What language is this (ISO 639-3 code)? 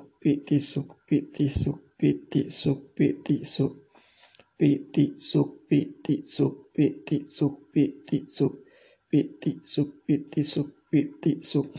tha